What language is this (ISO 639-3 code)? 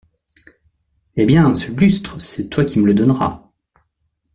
fra